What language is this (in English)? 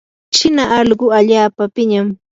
Yanahuanca Pasco Quechua